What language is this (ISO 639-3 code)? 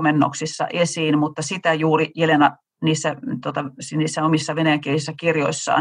fin